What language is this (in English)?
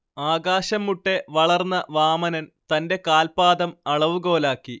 Malayalam